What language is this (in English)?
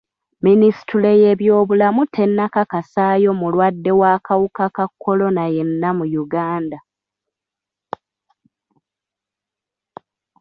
Ganda